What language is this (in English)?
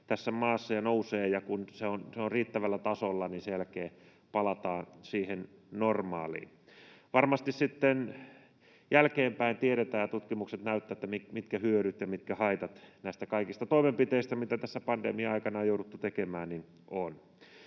Finnish